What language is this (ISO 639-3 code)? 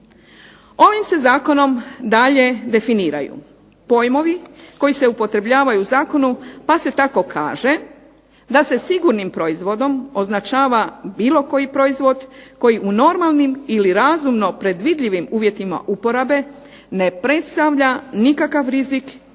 hrv